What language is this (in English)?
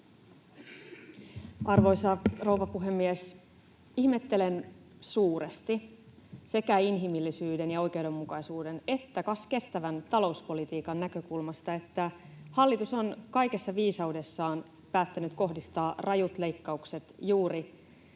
Finnish